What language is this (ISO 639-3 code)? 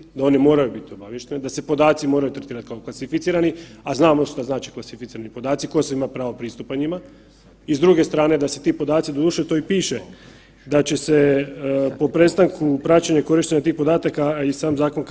hrv